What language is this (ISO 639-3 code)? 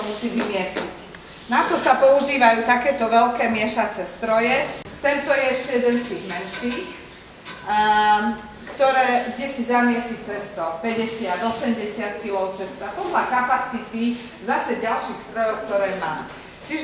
pol